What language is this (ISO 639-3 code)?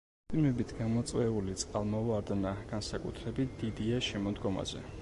kat